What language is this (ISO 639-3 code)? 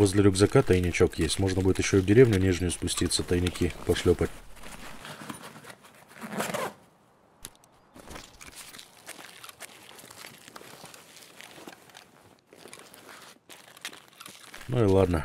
rus